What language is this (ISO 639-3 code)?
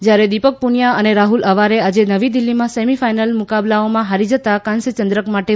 guj